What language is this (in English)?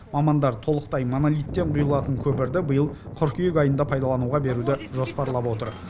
Kazakh